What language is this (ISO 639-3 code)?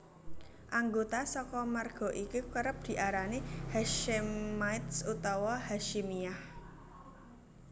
jav